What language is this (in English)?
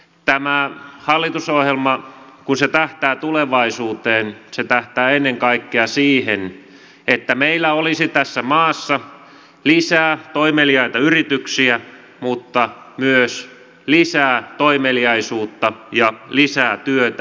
Finnish